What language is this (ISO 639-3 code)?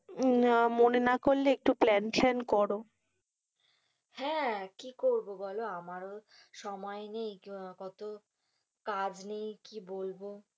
ben